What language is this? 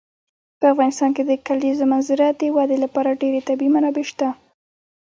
Pashto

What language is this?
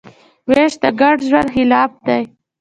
Pashto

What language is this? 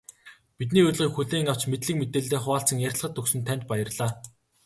Mongolian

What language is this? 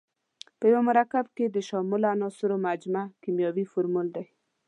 Pashto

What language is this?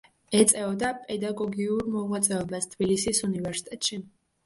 Georgian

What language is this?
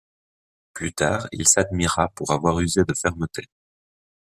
French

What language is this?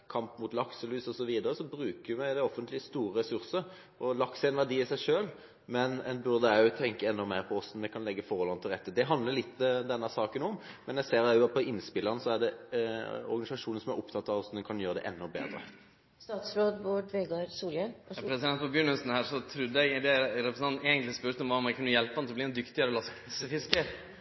Norwegian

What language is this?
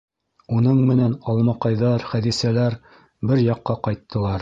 Bashkir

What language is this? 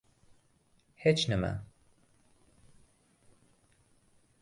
Uzbek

